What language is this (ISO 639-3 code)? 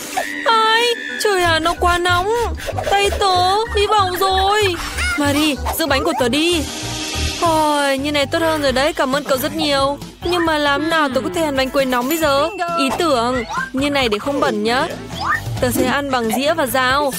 vie